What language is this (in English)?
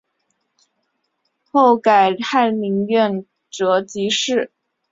Chinese